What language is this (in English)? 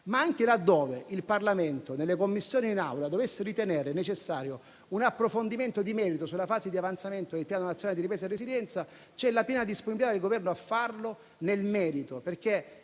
Italian